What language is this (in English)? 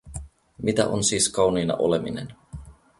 Finnish